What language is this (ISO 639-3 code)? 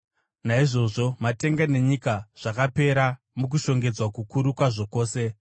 sna